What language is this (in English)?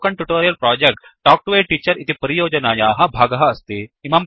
Sanskrit